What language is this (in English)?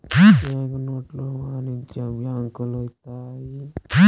Telugu